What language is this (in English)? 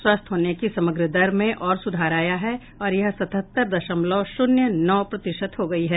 Hindi